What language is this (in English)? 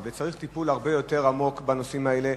Hebrew